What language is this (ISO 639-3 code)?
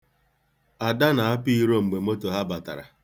ibo